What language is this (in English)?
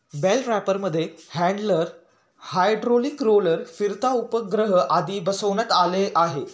Marathi